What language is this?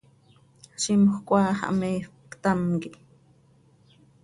Seri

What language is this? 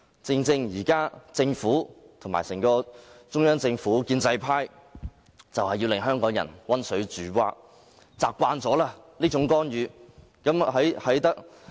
Cantonese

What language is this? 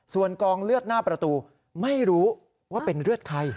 Thai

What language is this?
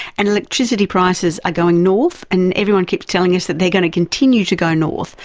English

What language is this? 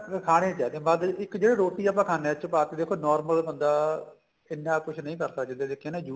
Punjabi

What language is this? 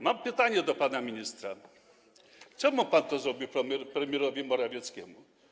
Polish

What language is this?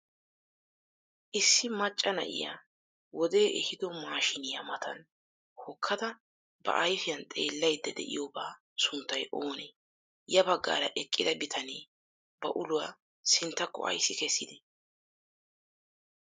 Wolaytta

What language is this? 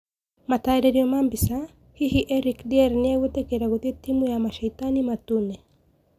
Kikuyu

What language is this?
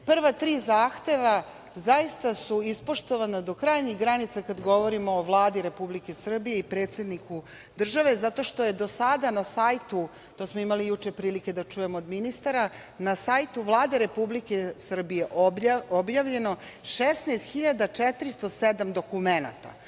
Serbian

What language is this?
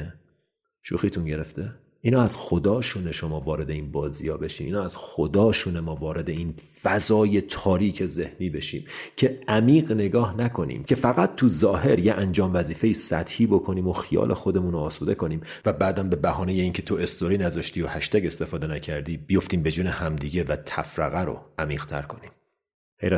Persian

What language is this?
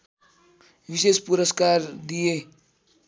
Nepali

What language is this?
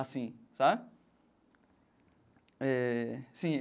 Portuguese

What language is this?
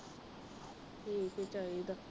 Punjabi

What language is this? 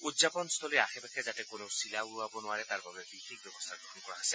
Assamese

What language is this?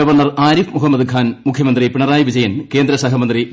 Malayalam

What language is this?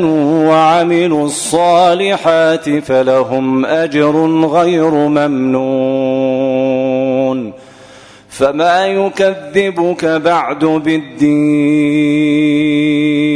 Arabic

